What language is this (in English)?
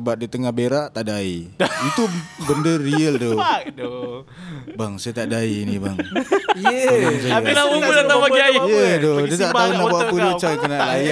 Malay